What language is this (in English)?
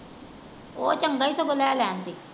Punjabi